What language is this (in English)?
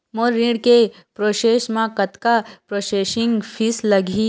Chhattisgarhi